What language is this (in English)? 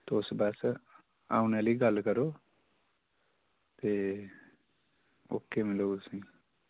Dogri